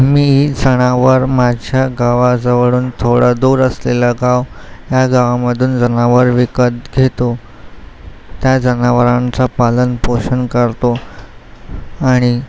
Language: Marathi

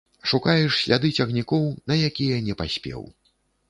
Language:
Belarusian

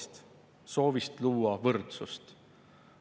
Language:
Estonian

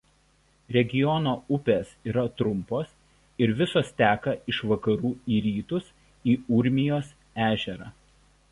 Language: Lithuanian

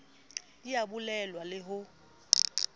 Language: Southern Sotho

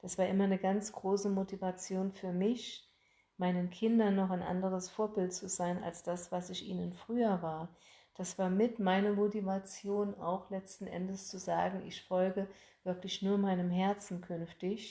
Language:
German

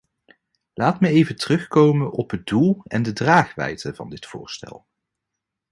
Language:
Dutch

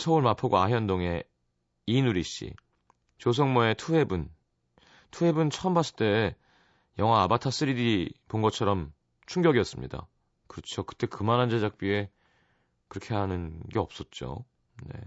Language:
Korean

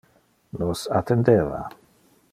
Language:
Interlingua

